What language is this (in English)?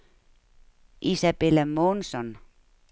Danish